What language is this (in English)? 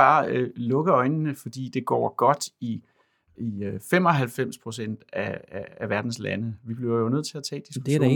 Danish